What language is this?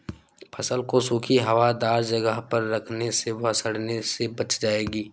Hindi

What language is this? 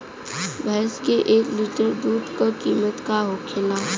Bhojpuri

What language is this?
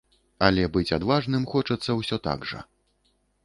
Belarusian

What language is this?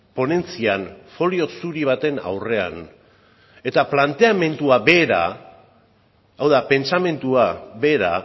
Basque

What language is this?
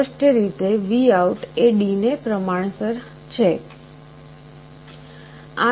Gujarati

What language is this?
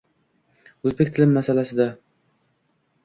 Uzbek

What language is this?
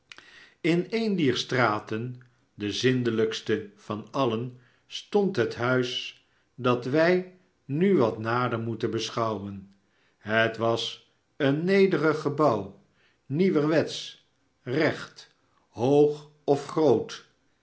Dutch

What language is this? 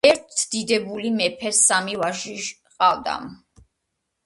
Georgian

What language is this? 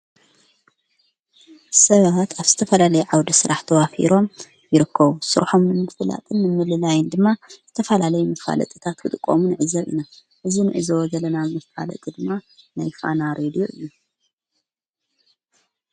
Tigrinya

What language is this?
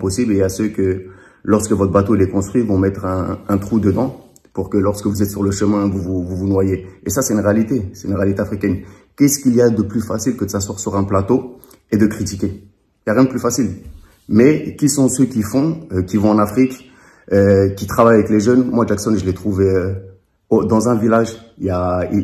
French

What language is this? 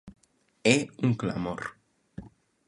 Galician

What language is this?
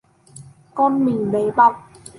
Vietnamese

